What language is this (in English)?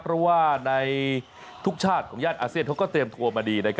Thai